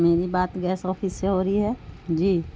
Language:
Urdu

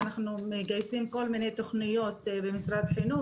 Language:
Hebrew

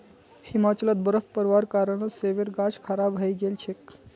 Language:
Magahi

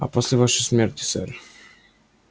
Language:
Russian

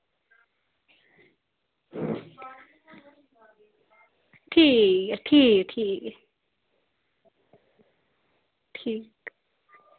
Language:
Dogri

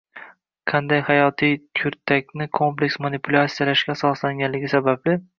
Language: Uzbek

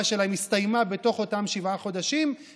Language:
Hebrew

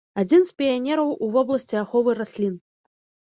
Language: Belarusian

